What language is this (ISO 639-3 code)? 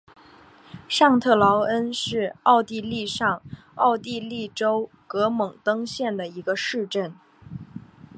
zho